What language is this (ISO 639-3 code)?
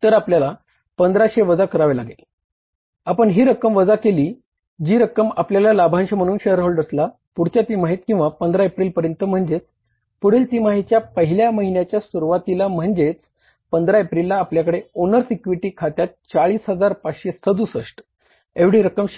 mar